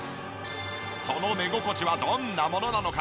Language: Japanese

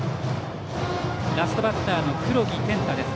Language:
Japanese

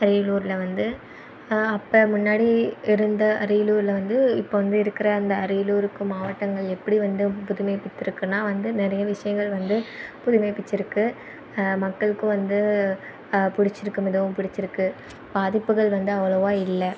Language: Tamil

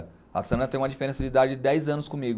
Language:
Portuguese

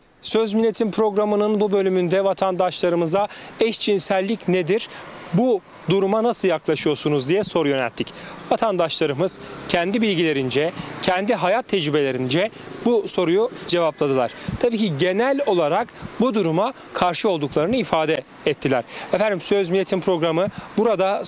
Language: Turkish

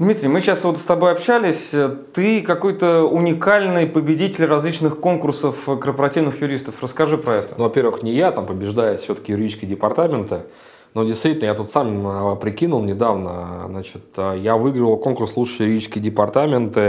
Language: Russian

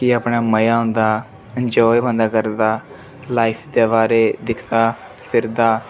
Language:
Dogri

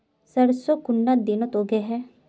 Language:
Magahi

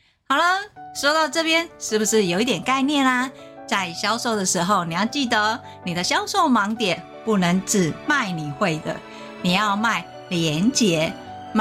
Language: Chinese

